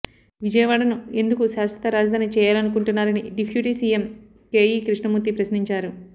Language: Telugu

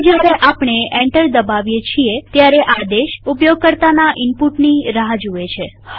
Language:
Gujarati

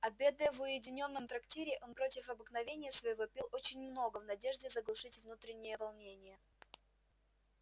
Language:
Russian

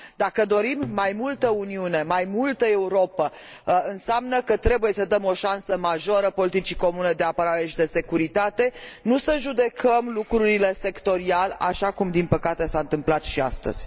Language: Romanian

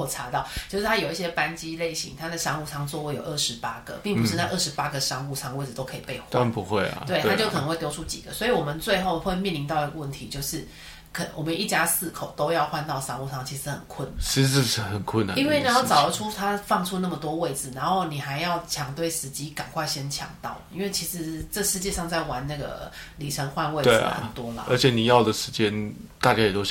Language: Chinese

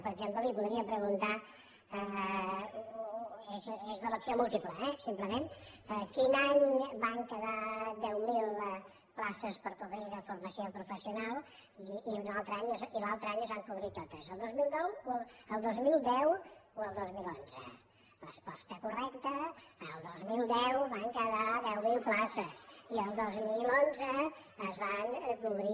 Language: Catalan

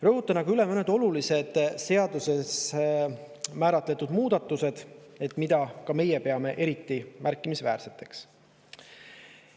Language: Estonian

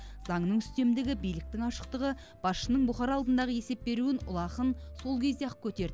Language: Kazakh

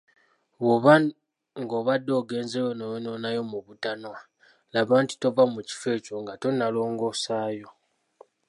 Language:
Ganda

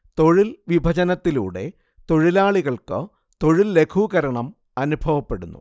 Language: Malayalam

